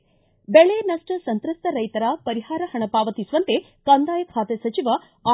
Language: Kannada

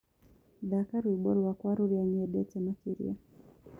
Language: Kikuyu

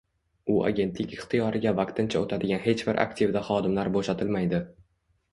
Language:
Uzbek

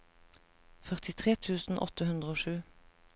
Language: Norwegian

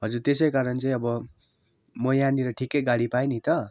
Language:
Nepali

